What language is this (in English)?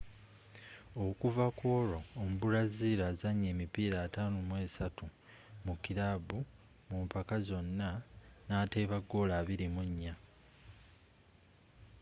Ganda